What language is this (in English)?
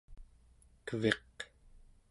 Central Yupik